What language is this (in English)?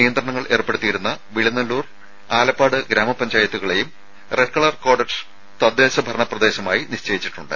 Malayalam